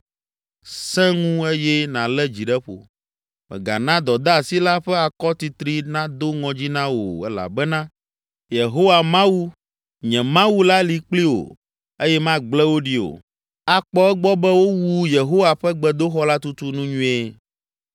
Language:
Ewe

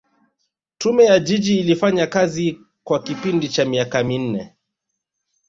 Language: Swahili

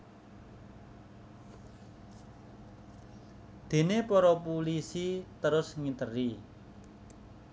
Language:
Javanese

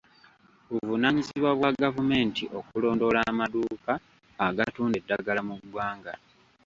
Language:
Ganda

